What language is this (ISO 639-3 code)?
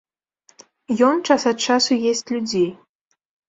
bel